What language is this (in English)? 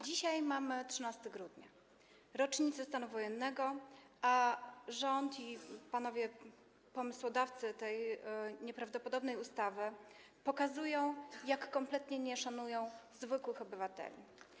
Polish